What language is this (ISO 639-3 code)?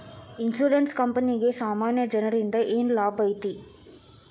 kan